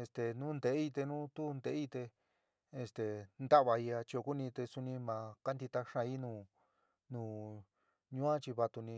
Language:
San Miguel El Grande Mixtec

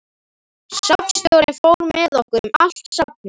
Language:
Icelandic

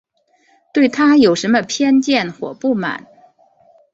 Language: Chinese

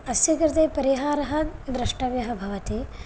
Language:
Sanskrit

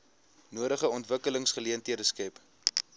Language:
Afrikaans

